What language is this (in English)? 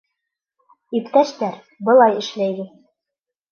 Bashkir